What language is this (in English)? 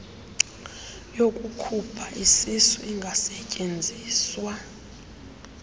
Xhosa